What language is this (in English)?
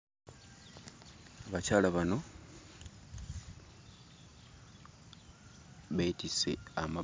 Ganda